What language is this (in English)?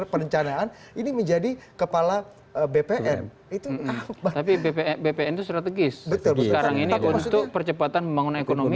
Indonesian